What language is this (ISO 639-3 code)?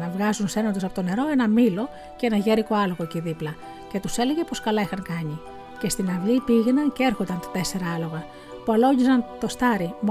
ell